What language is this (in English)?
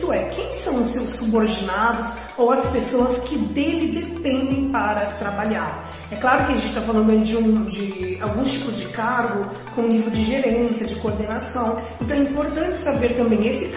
Portuguese